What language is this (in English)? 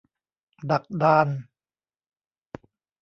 Thai